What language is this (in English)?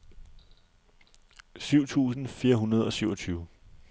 Danish